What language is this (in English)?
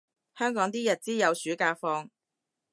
Cantonese